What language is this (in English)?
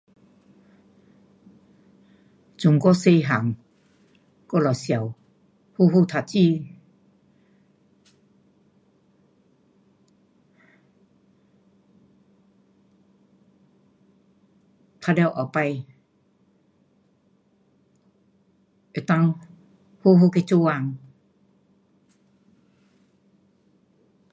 Pu-Xian Chinese